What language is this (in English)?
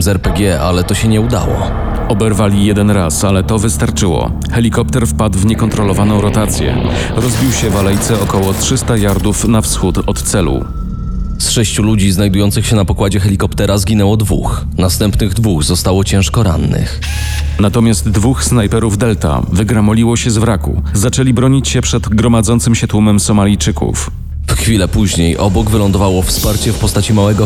Polish